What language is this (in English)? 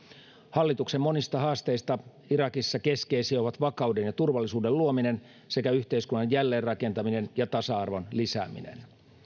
Finnish